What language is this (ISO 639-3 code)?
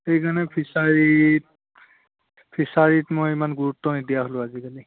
asm